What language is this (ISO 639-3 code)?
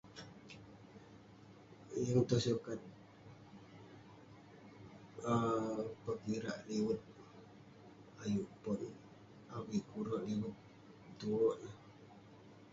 pne